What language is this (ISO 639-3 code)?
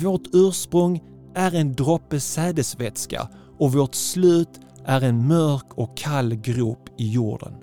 swe